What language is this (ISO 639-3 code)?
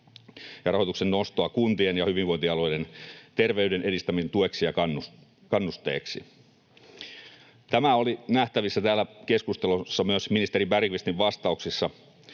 fin